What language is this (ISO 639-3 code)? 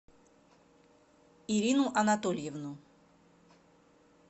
rus